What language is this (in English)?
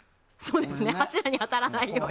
Japanese